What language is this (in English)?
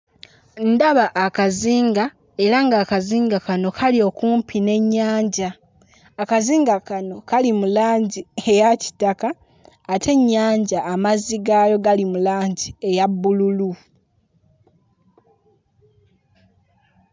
Ganda